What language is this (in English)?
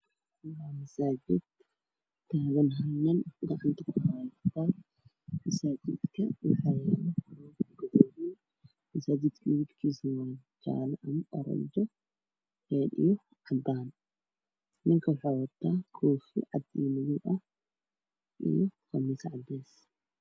Somali